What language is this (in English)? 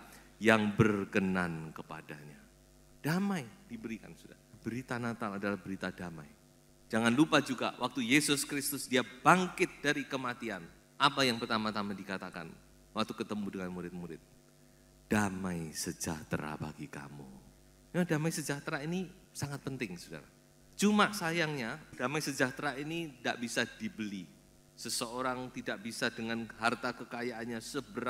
Indonesian